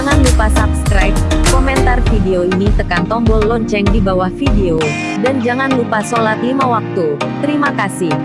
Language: Indonesian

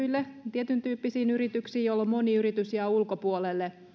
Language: Finnish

